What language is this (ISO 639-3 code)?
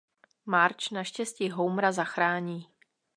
ces